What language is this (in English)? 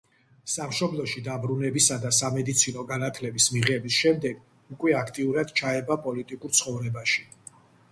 Georgian